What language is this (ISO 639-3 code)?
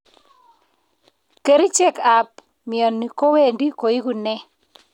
kln